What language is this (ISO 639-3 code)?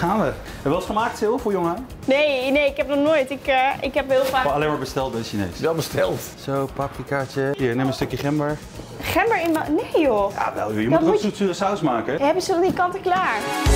nld